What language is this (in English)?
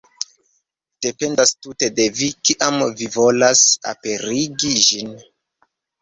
Esperanto